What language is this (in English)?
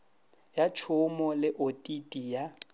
Northern Sotho